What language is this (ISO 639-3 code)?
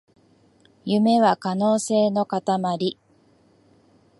jpn